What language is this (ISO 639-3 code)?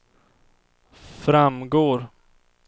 swe